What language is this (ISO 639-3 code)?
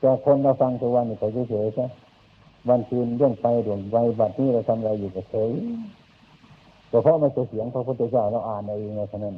tha